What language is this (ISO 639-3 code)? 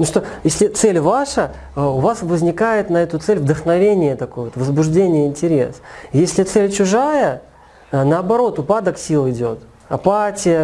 rus